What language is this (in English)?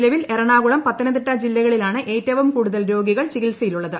Malayalam